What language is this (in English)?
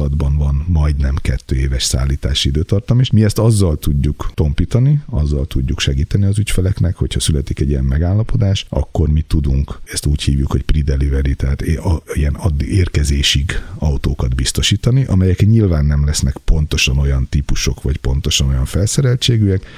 Hungarian